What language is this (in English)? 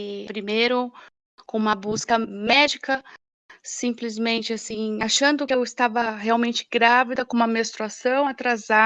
Portuguese